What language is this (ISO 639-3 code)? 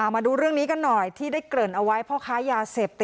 tha